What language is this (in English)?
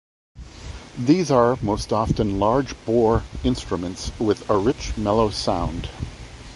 English